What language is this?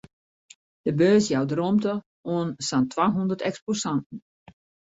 Western Frisian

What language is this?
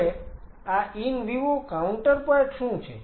Gujarati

